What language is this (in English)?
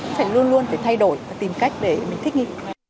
Vietnamese